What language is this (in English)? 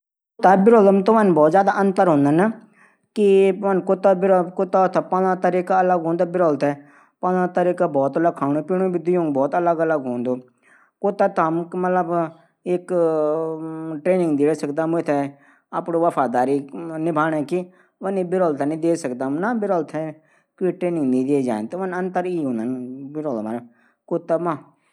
Garhwali